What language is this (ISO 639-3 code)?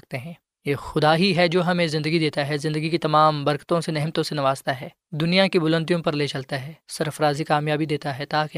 urd